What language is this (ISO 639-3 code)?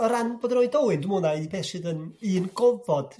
cym